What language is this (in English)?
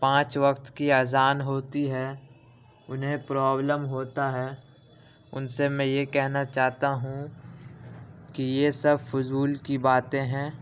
Urdu